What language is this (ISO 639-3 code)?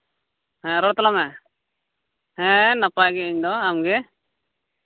sat